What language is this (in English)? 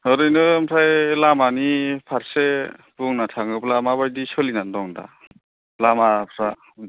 Bodo